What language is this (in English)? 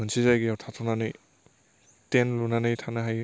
Bodo